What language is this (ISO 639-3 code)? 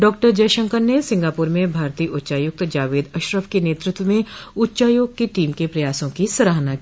hin